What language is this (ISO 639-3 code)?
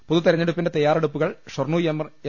mal